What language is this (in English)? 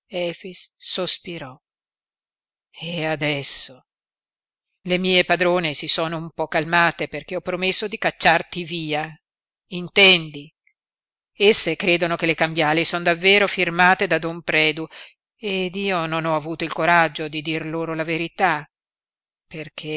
Italian